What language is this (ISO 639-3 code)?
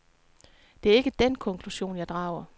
dan